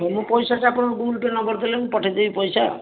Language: Odia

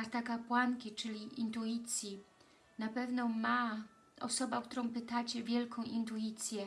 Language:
Polish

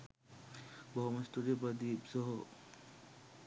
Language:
Sinhala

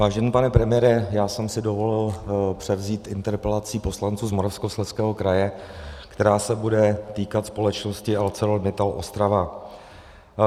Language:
Czech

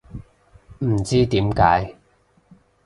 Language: Cantonese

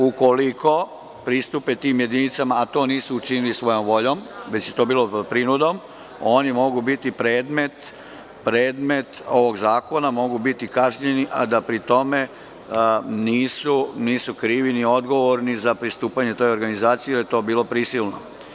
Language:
Serbian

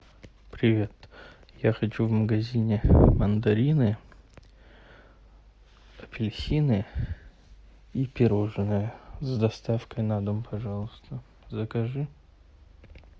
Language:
Russian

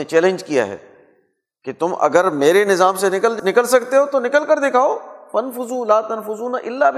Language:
Urdu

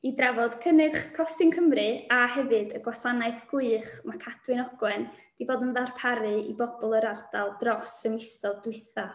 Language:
Welsh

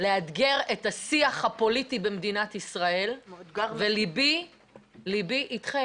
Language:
Hebrew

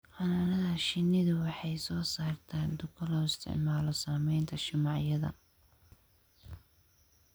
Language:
Somali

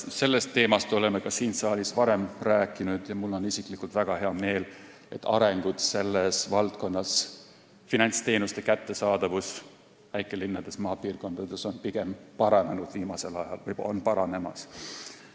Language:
Estonian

